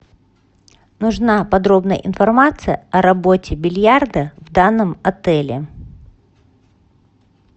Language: Russian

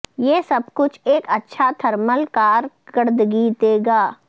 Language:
Urdu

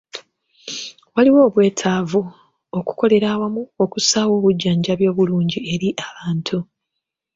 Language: Ganda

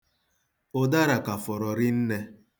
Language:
Igbo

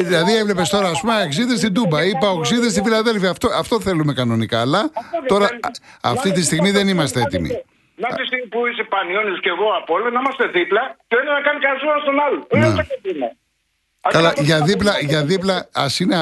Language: Greek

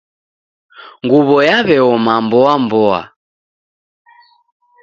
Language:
Taita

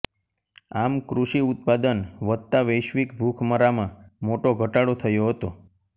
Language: Gujarati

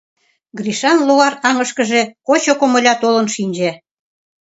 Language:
Mari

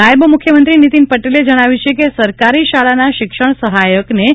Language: Gujarati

